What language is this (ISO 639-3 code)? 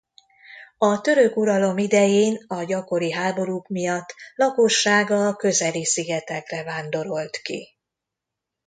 hun